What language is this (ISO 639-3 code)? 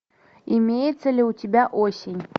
rus